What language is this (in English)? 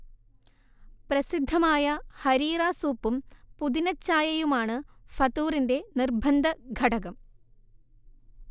Malayalam